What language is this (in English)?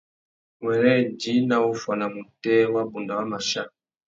Tuki